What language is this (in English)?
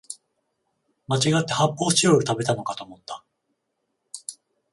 Japanese